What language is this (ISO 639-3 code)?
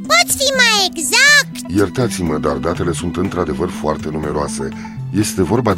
ron